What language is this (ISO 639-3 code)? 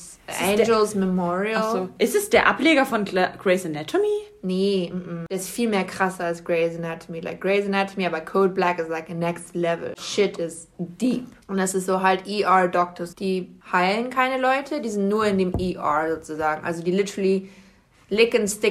deu